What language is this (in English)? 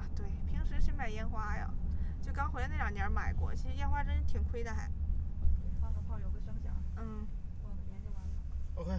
Chinese